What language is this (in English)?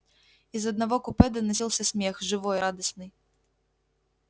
Russian